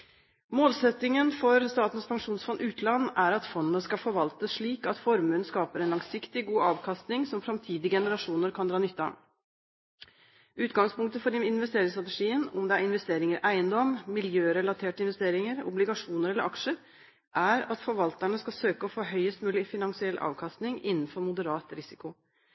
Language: Norwegian Bokmål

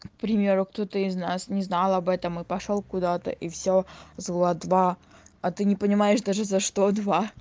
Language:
Russian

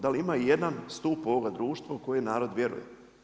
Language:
Croatian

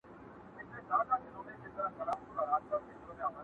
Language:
Pashto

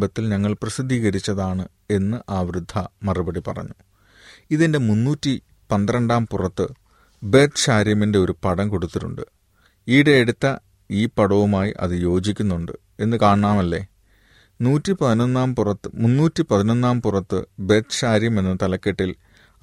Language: Malayalam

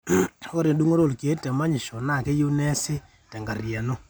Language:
Masai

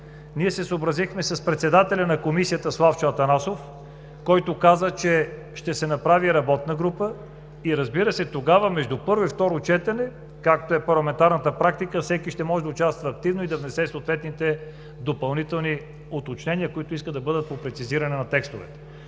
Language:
Bulgarian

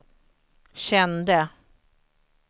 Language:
Swedish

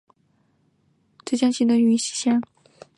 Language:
Chinese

